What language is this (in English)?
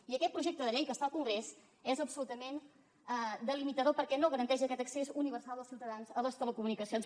Catalan